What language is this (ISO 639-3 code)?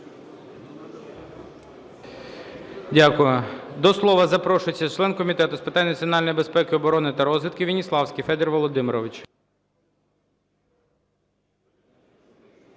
ukr